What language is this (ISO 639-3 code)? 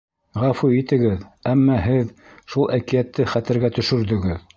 bak